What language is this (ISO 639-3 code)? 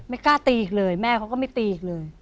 tha